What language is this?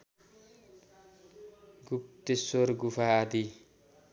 Nepali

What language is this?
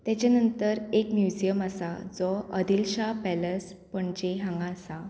Konkani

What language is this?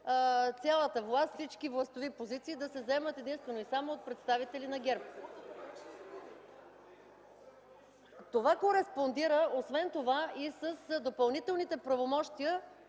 Bulgarian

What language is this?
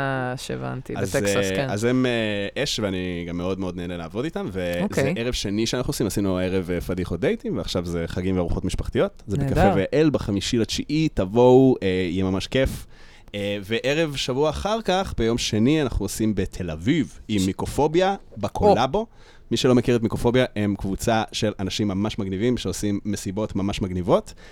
Hebrew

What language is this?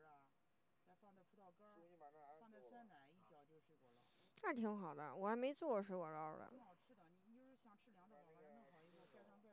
Chinese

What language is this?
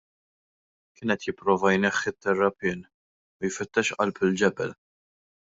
Maltese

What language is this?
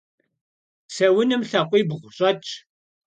Kabardian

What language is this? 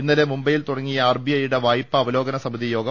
Malayalam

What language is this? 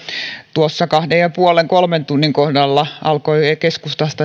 Finnish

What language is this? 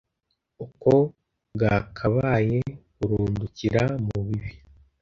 Kinyarwanda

